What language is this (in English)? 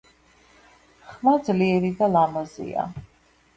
Georgian